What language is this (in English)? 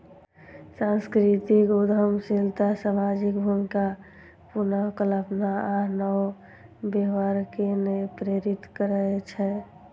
Maithili